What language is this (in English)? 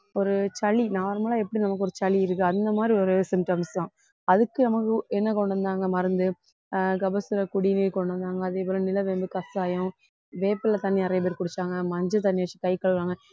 Tamil